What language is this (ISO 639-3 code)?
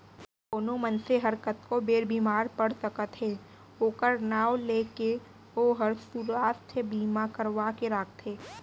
hne